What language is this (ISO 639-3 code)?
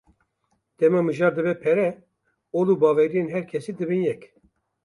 kur